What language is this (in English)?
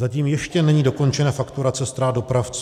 Czech